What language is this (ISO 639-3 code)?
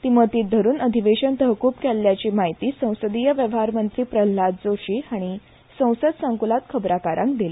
kok